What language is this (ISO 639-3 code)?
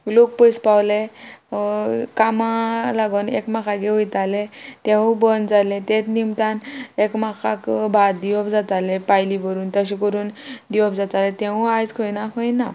kok